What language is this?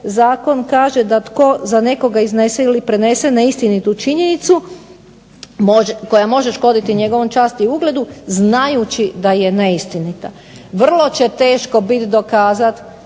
Croatian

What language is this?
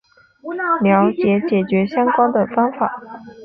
Chinese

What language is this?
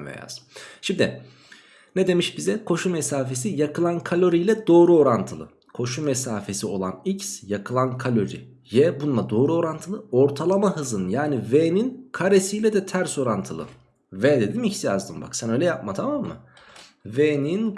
Turkish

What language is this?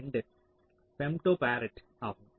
Tamil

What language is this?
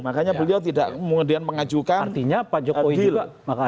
Indonesian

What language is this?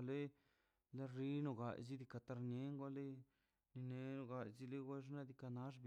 Mazaltepec Zapotec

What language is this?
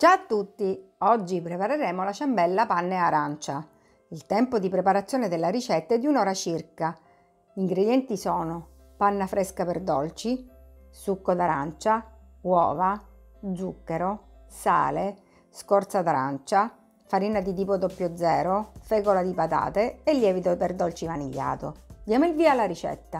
Italian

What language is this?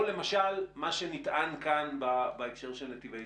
Hebrew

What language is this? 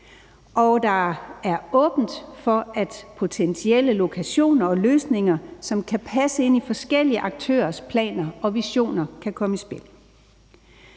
Danish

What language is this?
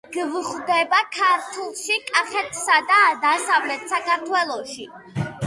Georgian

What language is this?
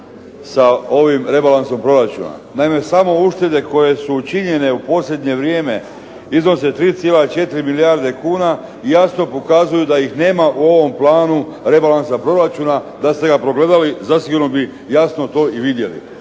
Croatian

